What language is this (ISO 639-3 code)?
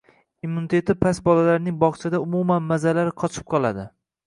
uzb